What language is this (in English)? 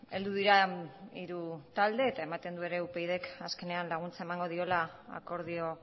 Basque